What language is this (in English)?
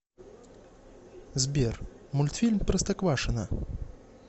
Russian